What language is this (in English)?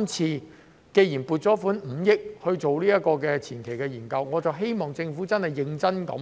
Cantonese